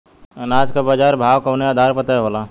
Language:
Bhojpuri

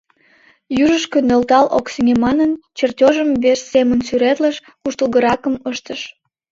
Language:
Mari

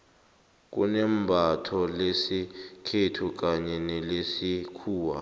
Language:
South Ndebele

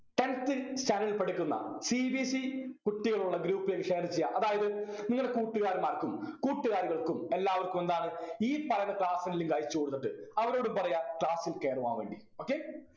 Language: Malayalam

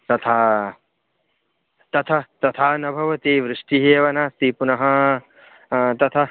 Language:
Sanskrit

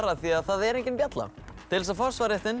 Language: Icelandic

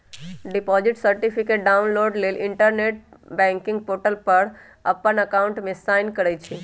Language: Magahi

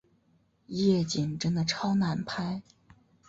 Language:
Chinese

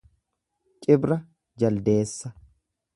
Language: Oromo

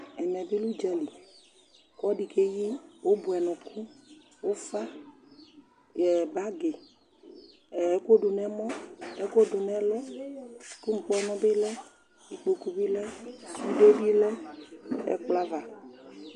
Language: Ikposo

